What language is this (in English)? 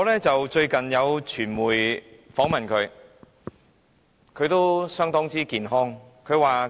Cantonese